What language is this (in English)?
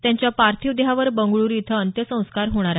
Marathi